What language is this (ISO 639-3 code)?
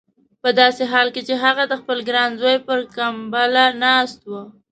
pus